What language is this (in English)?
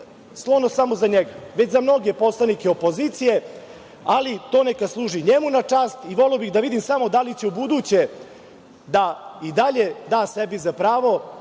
Serbian